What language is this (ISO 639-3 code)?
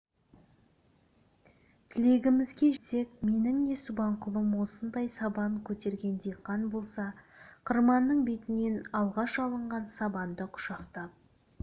kaz